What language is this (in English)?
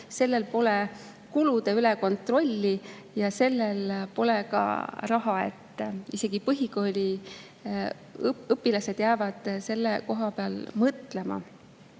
Estonian